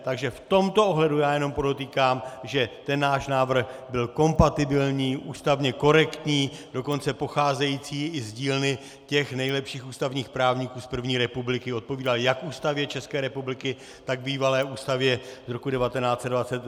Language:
Czech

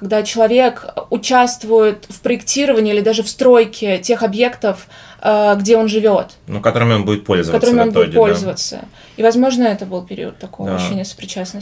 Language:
Russian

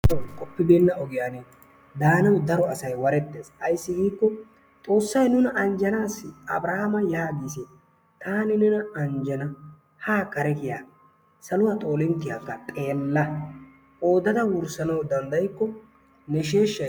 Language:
Wolaytta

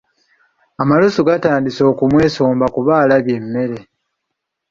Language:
Ganda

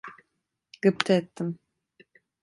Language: Turkish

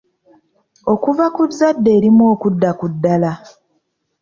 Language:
Ganda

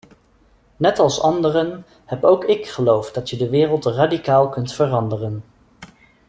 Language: Dutch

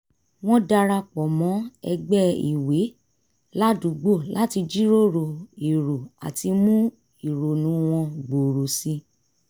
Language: Yoruba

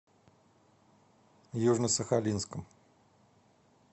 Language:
Russian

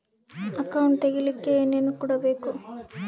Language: Kannada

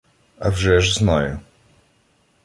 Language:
Ukrainian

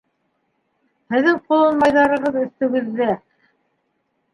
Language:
Bashkir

